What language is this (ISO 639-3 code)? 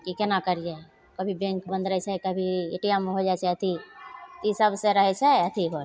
mai